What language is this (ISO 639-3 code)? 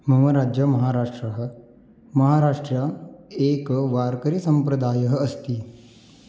san